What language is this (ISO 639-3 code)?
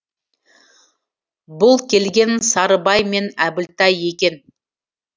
kaz